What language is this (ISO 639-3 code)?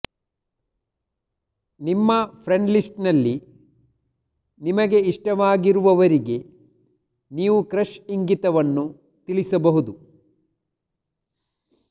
kan